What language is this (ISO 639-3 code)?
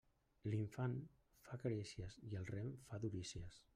cat